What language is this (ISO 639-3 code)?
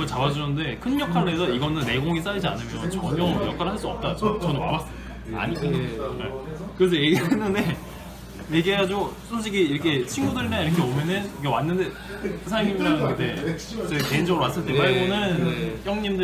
kor